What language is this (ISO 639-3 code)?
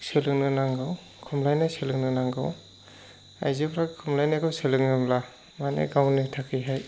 brx